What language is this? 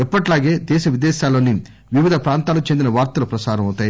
Telugu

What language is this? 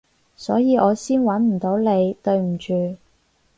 Cantonese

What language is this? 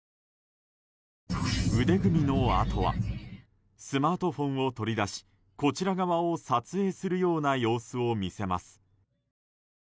Japanese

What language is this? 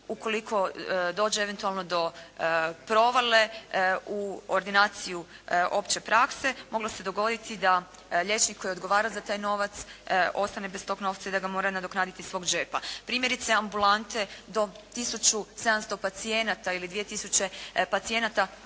Croatian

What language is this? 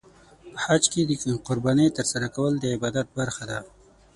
Pashto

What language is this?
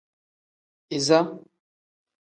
Tem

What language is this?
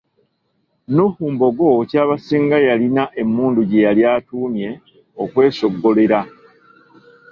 Ganda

